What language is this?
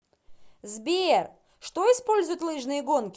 Russian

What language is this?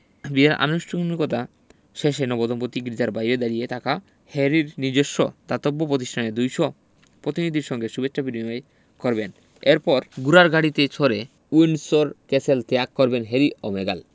Bangla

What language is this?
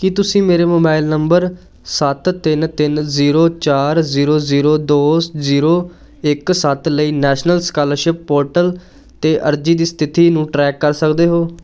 Punjabi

